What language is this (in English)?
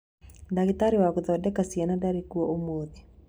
Kikuyu